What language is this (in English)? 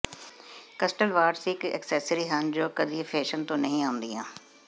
Punjabi